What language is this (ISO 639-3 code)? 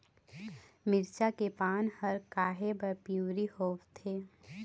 hne